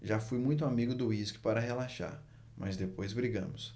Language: Portuguese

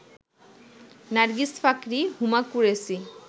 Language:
Bangla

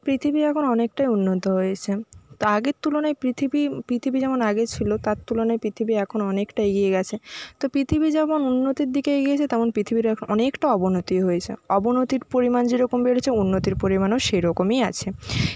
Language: Bangla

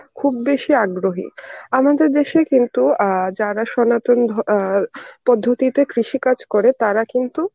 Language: Bangla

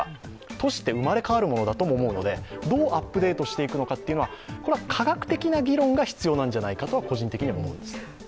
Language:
Japanese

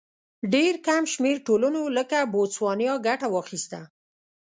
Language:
Pashto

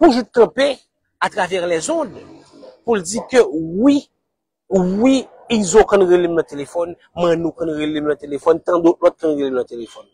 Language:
French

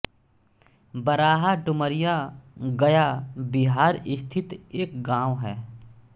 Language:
Hindi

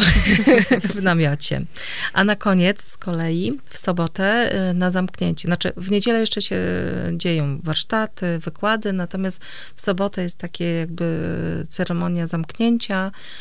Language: Polish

